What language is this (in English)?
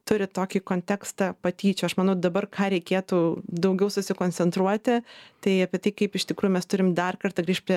Lithuanian